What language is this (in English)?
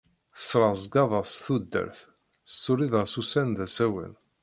Kabyle